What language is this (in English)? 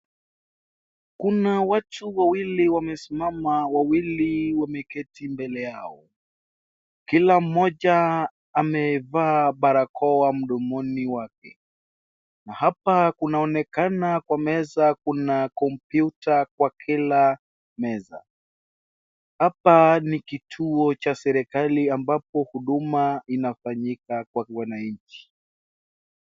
Swahili